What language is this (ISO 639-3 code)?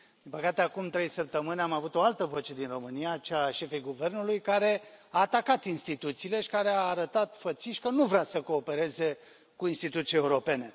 ron